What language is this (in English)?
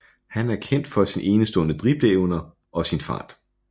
Danish